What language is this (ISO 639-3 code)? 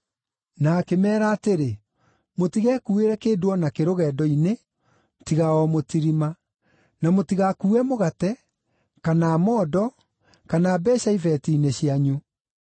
kik